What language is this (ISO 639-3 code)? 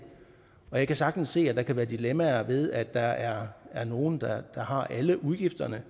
dan